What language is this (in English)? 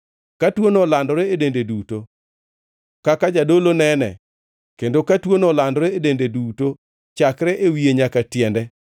Luo (Kenya and Tanzania)